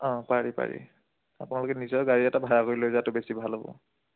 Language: Assamese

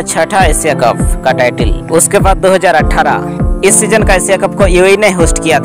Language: Hindi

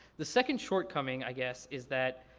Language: English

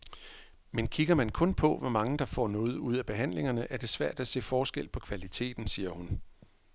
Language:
Danish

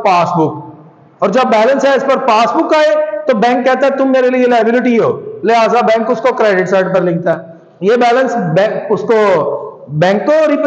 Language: Hindi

